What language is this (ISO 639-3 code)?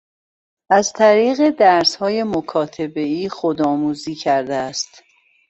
fas